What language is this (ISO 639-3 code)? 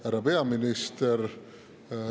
est